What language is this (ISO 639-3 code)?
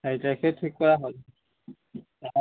asm